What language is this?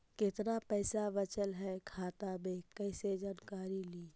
Magahi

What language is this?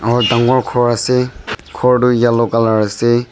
Naga Pidgin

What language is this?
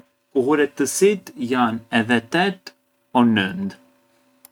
Arbëreshë Albanian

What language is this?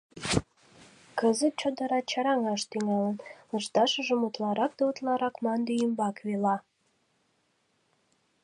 Mari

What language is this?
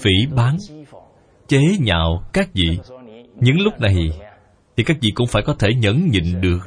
Vietnamese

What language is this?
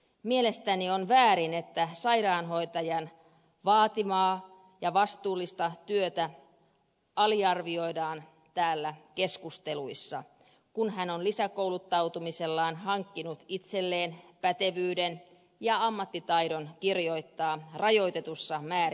Finnish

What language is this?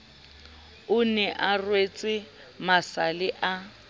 Southern Sotho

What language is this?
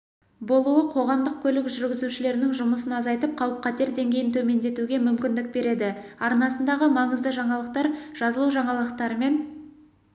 Kazakh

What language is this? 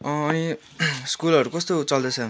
Nepali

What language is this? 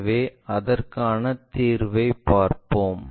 Tamil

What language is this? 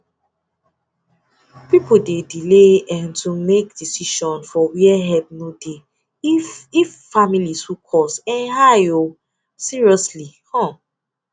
Nigerian Pidgin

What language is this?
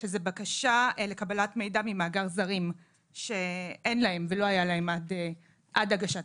Hebrew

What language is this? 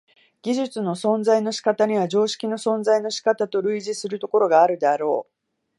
Japanese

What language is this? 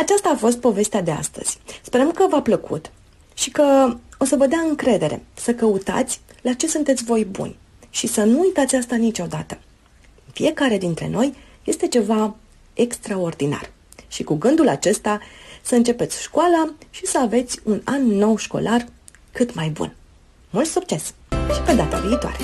Romanian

